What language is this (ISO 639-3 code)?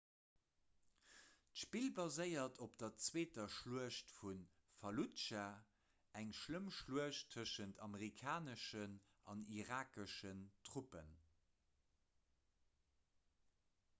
ltz